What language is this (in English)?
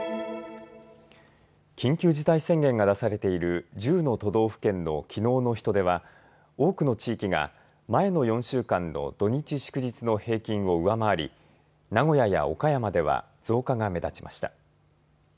Japanese